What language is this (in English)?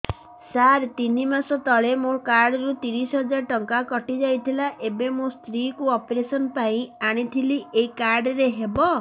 Odia